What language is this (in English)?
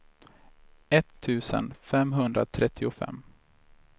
Swedish